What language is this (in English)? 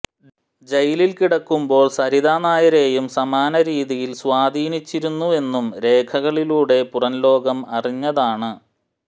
Malayalam